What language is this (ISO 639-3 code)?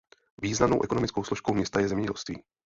ces